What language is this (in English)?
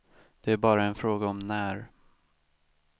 Swedish